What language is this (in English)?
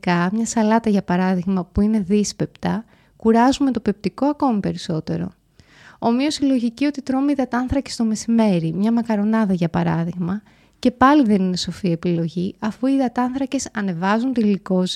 Greek